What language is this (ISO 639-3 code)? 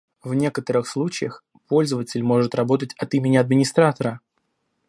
rus